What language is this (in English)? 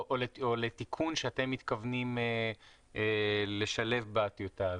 Hebrew